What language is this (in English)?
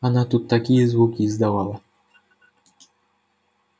Russian